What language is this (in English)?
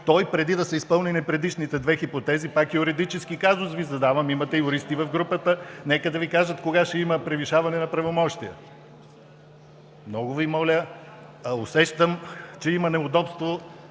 Bulgarian